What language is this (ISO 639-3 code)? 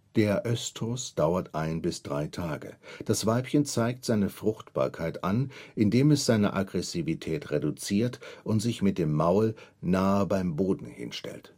deu